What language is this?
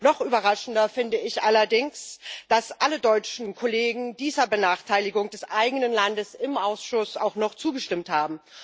German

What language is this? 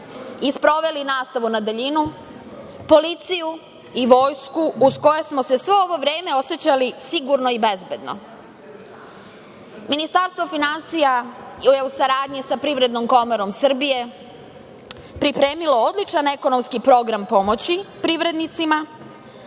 Serbian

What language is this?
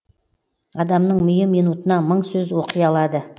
Kazakh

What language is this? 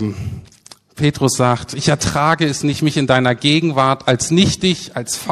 German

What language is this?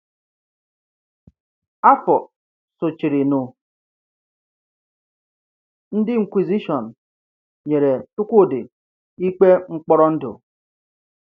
Igbo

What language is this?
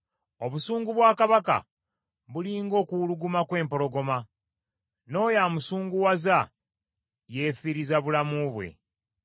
Ganda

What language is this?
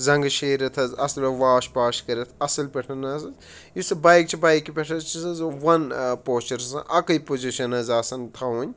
Kashmiri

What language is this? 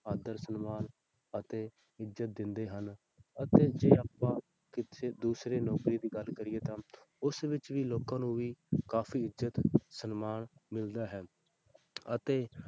Punjabi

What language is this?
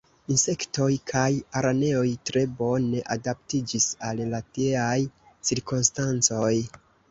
Esperanto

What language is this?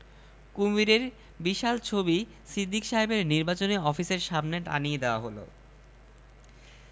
Bangla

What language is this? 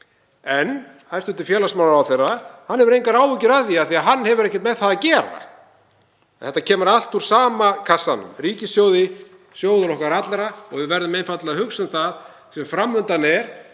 Icelandic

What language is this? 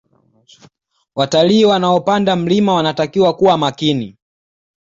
Swahili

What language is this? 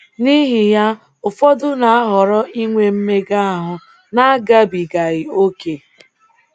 Igbo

